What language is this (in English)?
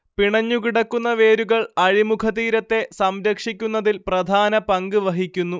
Malayalam